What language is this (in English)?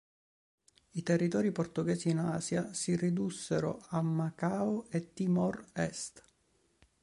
Italian